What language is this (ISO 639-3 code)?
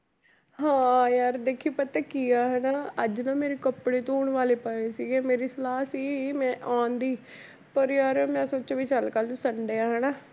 pan